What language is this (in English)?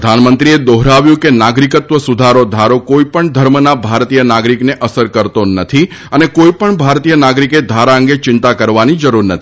Gujarati